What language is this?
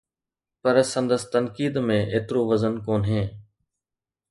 Sindhi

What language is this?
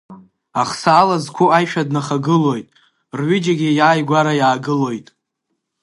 Abkhazian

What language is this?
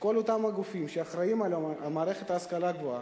Hebrew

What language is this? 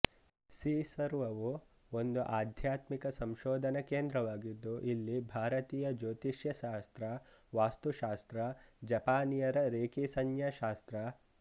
Kannada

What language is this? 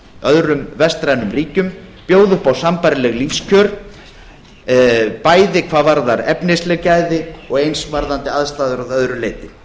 Icelandic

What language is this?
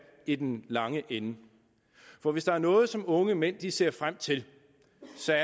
Danish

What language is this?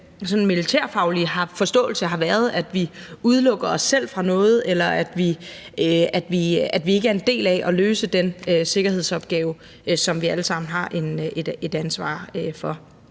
Danish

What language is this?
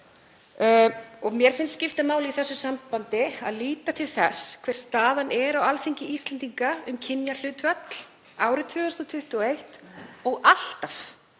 Icelandic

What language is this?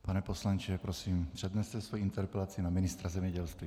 Czech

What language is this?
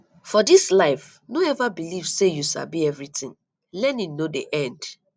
Nigerian Pidgin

